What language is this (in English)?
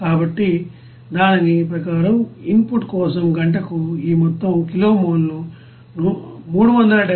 Telugu